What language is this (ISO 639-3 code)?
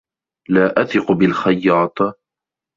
ara